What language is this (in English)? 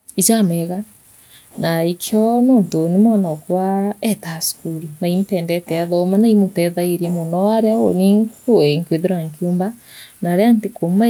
Meru